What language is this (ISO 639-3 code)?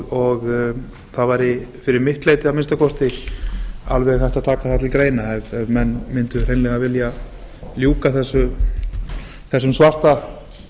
isl